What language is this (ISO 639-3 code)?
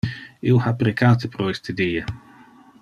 ina